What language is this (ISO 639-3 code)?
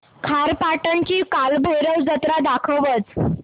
mar